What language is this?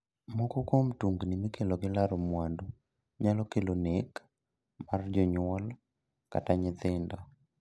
Luo (Kenya and Tanzania)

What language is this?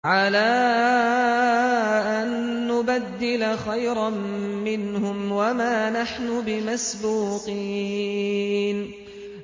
Arabic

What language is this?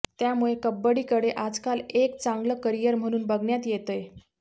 Marathi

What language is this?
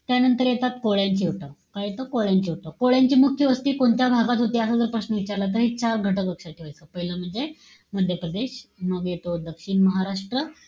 Marathi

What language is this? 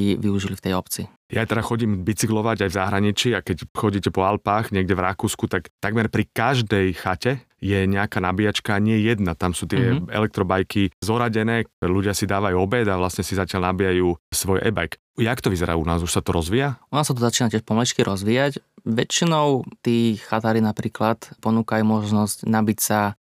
Slovak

